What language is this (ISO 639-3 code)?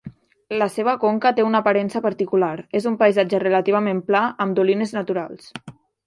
cat